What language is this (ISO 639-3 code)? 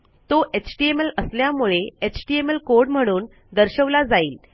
mar